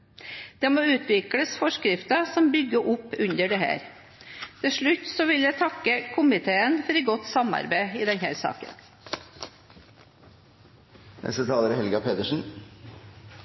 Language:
Norwegian Bokmål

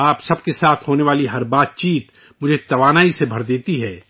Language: Urdu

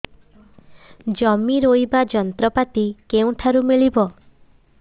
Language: Odia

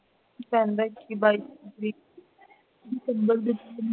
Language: Punjabi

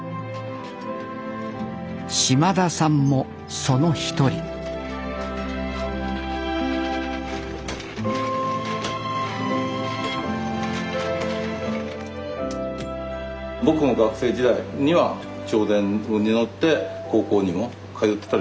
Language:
Japanese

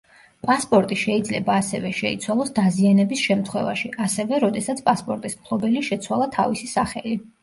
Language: Georgian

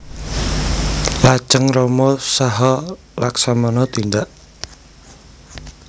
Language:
Javanese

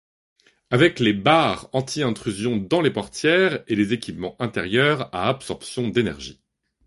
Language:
French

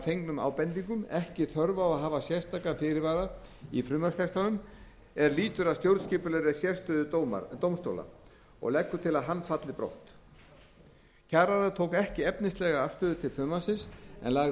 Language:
Icelandic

